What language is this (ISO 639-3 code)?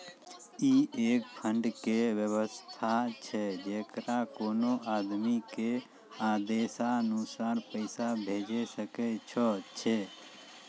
mai